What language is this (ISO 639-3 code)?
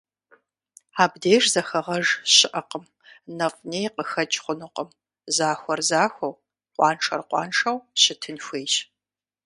kbd